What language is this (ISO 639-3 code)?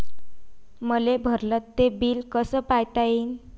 mar